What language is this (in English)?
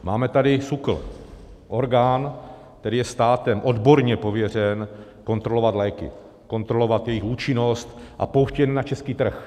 Czech